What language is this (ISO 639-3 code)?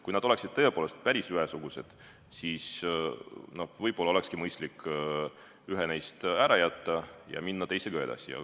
est